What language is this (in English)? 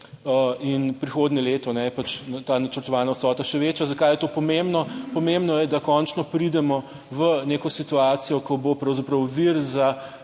Slovenian